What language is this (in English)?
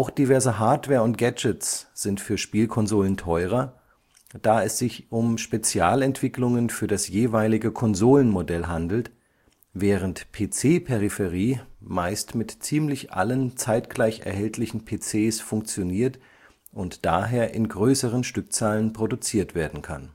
German